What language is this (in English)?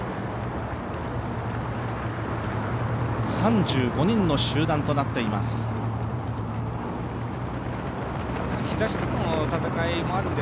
Japanese